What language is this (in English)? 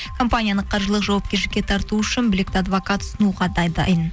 Kazakh